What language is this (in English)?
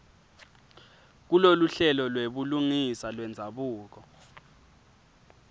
Swati